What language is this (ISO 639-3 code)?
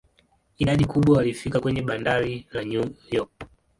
swa